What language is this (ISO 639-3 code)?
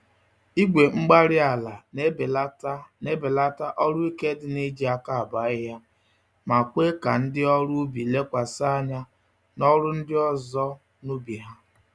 ibo